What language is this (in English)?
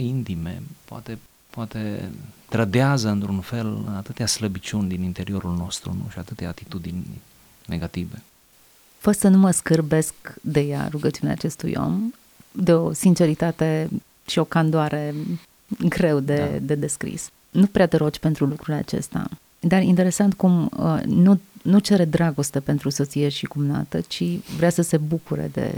Romanian